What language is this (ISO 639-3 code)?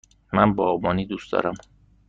fas